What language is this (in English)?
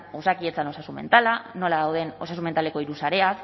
Basque